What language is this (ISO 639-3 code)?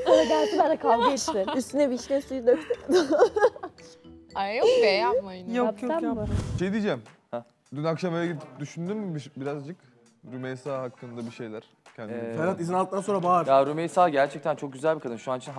tur